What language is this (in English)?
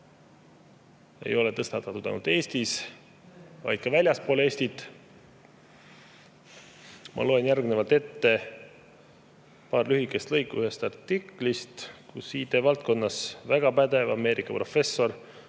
Estonian